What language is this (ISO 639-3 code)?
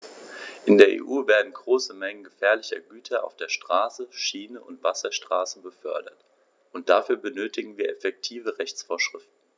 deu